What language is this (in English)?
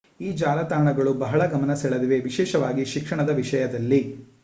Kannada